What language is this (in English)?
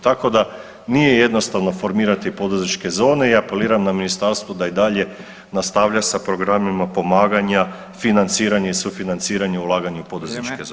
Croatian